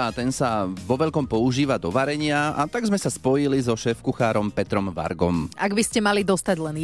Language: Slovak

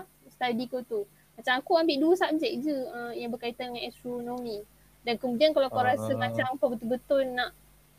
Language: Malay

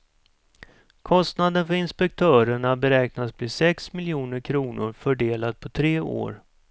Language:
Swedish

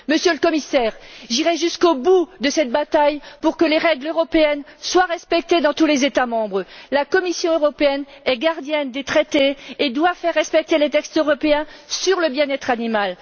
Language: French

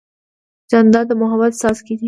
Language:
Pashto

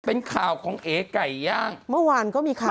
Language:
Thai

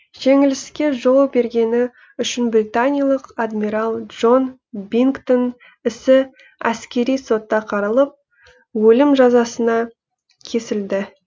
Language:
Kazakh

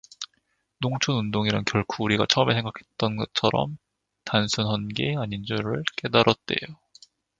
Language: Korean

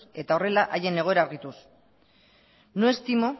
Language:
Basque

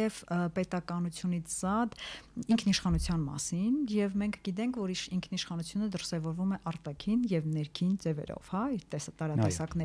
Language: Turkish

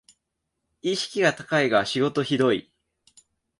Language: Japanese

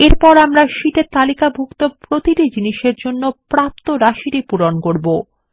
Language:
Bangla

